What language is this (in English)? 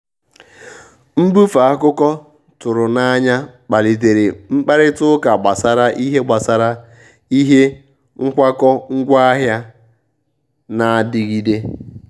Igbo